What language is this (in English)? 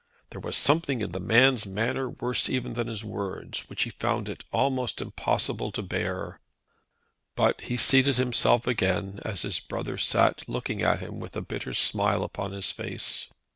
English